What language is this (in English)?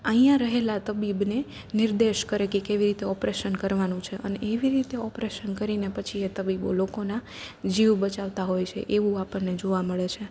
Gujarati